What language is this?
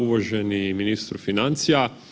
Croatian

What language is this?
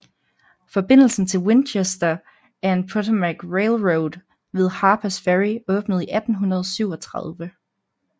Danish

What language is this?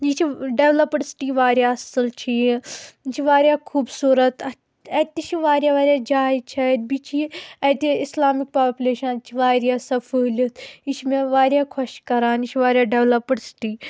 Kashmiri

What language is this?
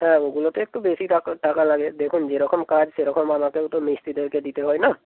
Bangla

